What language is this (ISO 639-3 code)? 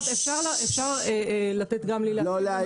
heb